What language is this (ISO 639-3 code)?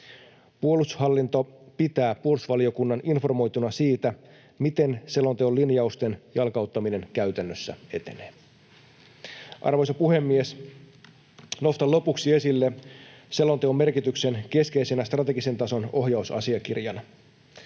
fin